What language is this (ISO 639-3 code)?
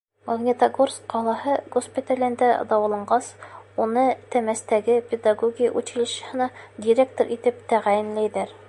bak